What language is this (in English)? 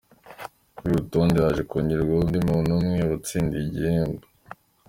Kinyarwanda